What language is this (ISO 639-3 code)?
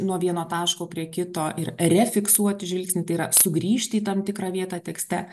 lit